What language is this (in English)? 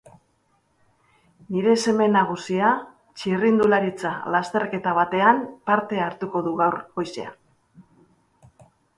Basque